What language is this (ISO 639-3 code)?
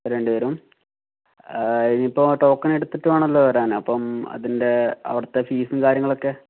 mal